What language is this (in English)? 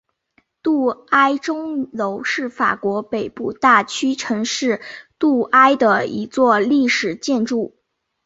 Chinese